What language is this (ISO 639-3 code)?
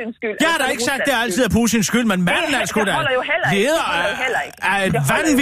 dan